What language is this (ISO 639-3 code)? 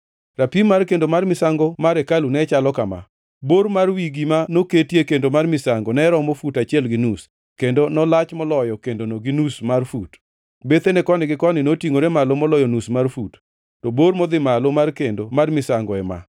luo